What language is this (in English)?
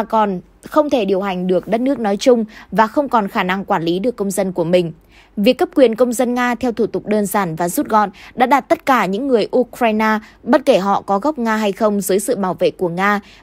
Vietnamese